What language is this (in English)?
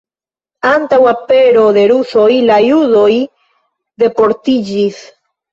Esperanto